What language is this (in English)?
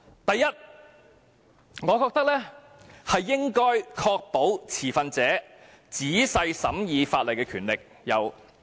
Cantonese